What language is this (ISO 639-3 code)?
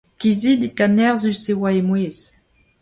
bre